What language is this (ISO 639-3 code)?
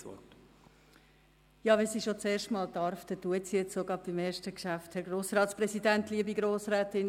gsw